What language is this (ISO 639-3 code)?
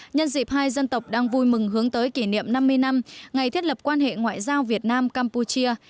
vie